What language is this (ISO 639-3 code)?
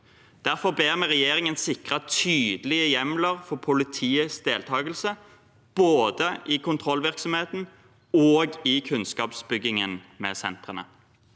nor